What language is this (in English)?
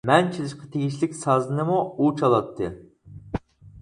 Uyghur